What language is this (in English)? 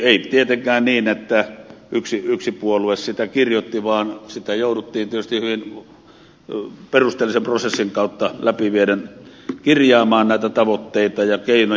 Finnish